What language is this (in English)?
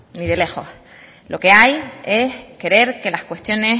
Spanish